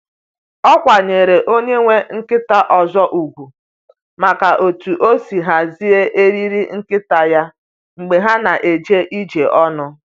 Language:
Igbo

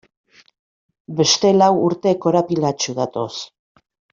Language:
Basque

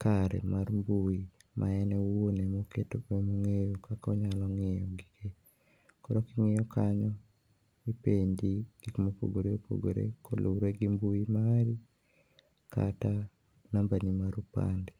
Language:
Luo (Kenya and Tanzania)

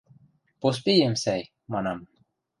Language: Western Mari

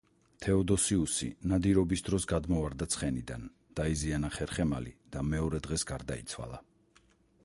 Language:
Georgian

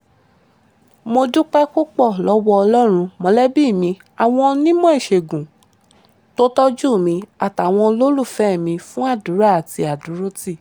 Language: Yoruba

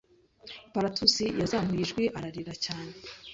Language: Kinyarwanda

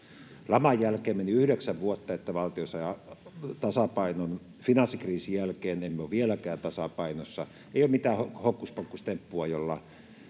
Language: Finnish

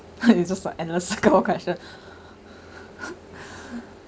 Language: English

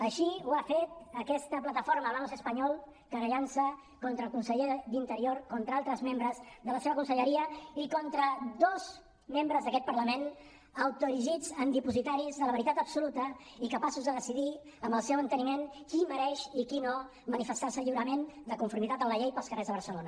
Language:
Catalan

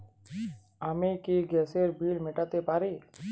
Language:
Bangla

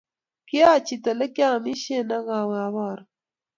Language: Kalenjin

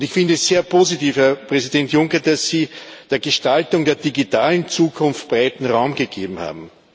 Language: German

